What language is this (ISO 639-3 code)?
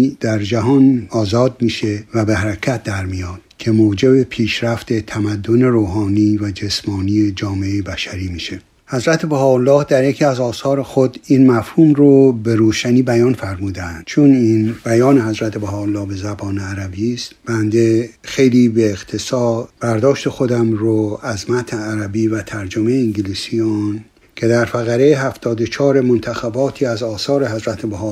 fas